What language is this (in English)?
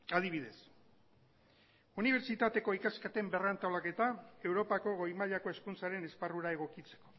Basque